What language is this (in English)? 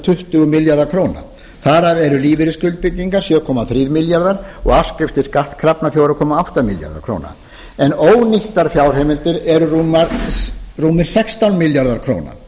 Icelandic